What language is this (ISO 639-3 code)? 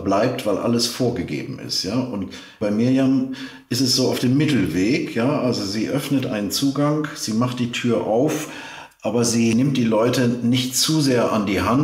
deu